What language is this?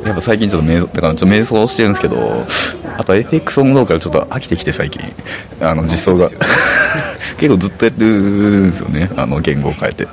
Japanese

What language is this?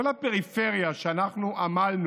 Hebrew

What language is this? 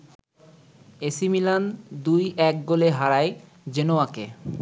Bangla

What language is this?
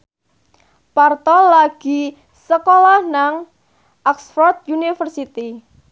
Javanese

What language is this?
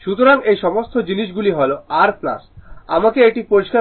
Bangla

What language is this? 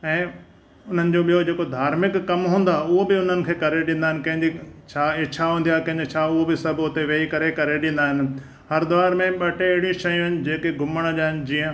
Sindhi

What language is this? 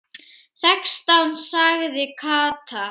Icelandic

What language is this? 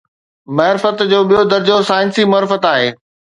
Sindhi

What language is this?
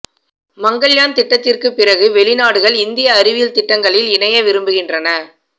Tamil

